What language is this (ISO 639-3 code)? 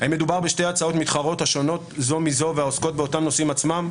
heb